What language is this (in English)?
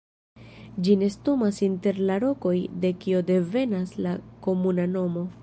Esperanto